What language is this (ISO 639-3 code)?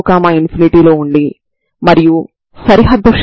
tel